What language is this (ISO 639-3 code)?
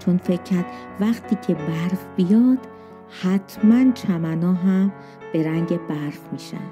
fas